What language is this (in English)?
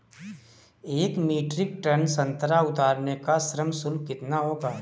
Hindi